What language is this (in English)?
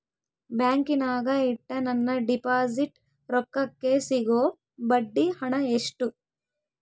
Kannada